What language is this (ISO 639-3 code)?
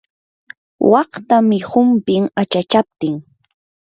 qur